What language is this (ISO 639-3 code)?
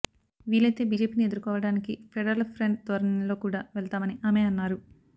tel